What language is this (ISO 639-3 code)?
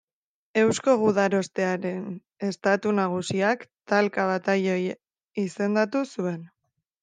eus